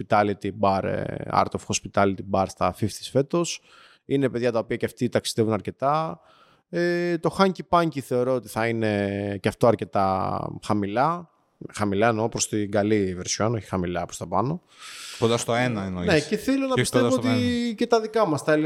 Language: Greek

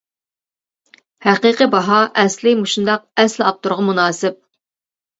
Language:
Uyghur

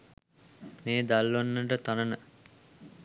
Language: Sinhala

